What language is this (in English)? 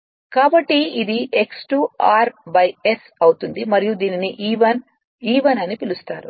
Telugu